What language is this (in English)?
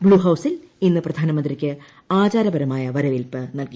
Malayalam